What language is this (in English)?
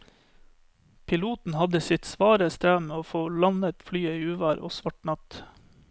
Norwegian